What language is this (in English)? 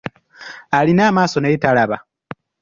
Ganda